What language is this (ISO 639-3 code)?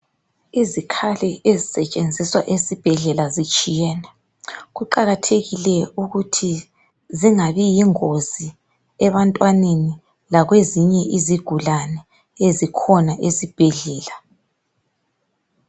nde